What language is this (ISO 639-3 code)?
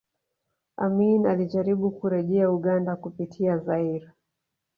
swa